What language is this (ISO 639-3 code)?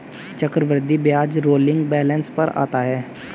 hin